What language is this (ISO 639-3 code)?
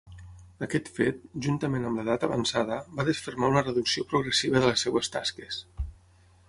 cat